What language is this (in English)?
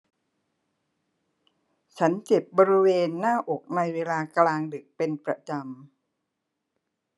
Thai